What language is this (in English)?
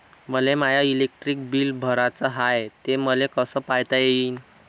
Marathi